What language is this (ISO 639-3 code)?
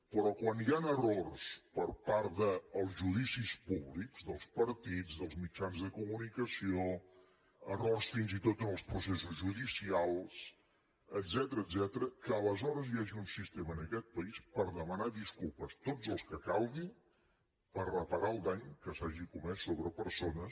cat